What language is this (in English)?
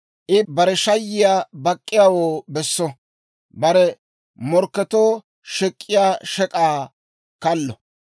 Dawro